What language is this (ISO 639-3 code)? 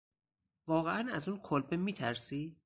fas